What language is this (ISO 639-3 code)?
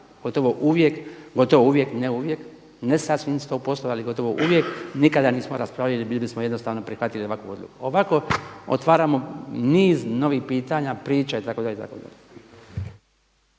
hrv